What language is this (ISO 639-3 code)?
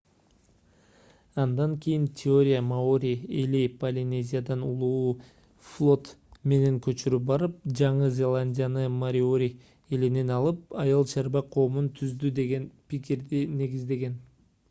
kir